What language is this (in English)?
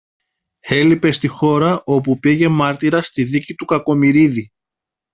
Greek